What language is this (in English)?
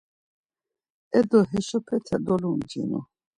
Laz